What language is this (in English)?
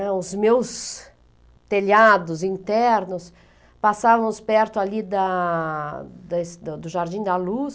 Portuguese